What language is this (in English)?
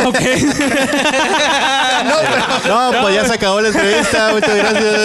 Spanish